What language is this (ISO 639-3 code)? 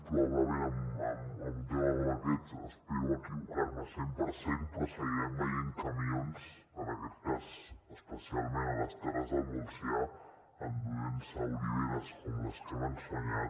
cat